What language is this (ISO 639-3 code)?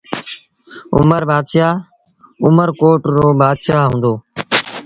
sbn